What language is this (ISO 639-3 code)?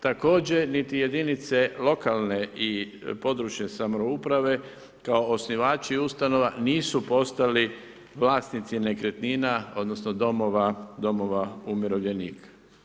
hrv